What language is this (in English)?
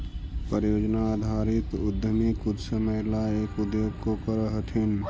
Magahi